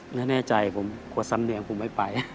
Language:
Thai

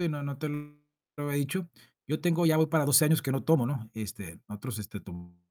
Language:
Spanish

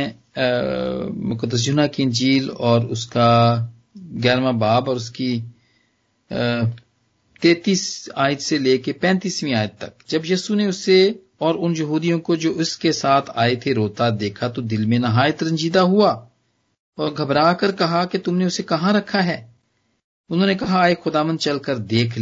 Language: Punjabi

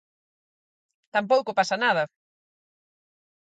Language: Galician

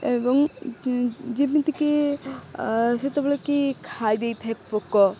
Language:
Odia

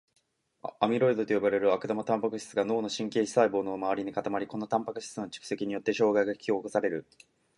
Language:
Japanese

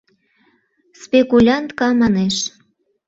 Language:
Mari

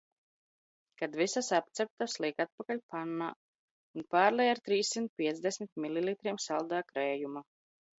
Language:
Latvian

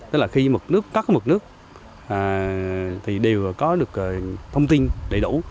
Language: Vietnamese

